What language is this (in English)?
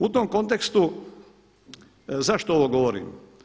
Croatian